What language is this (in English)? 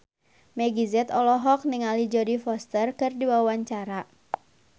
Sundanese